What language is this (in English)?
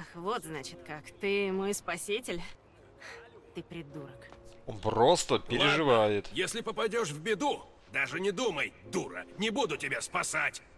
Russian